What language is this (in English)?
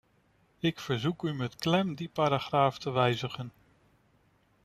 Dutch